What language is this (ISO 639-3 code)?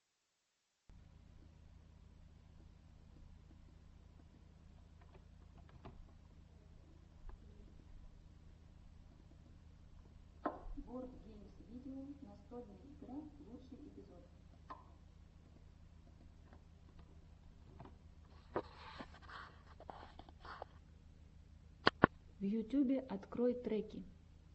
rus